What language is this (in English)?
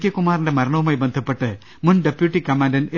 Malayalam